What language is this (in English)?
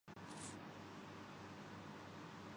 Urdu